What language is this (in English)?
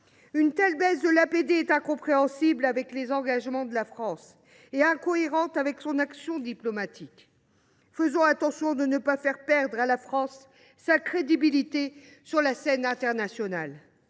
French